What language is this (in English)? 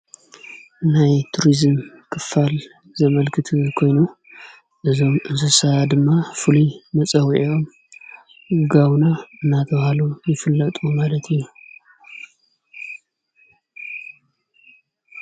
Tigrinya